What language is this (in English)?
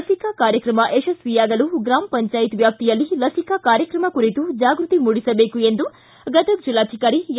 Kannada